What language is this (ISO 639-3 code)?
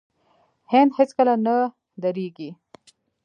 pus